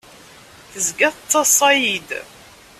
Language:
Kabyle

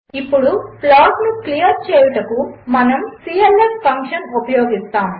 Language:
Telugu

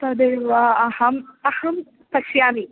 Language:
Sanskrit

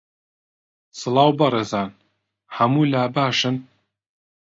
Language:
Central Kurdish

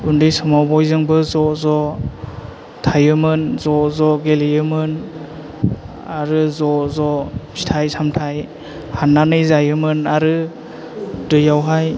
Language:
Bodo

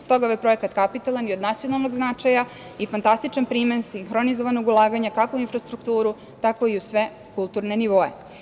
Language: Serbian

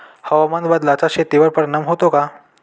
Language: Marathi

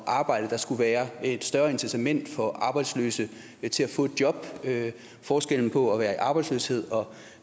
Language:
Danish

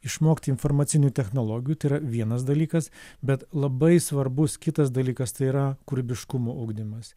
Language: Lithuanian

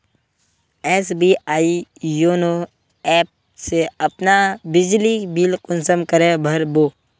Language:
Magahi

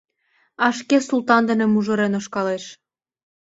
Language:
Mari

